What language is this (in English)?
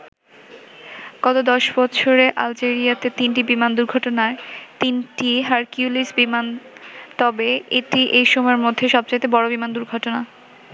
Bangla